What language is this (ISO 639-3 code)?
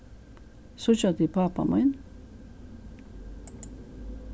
fao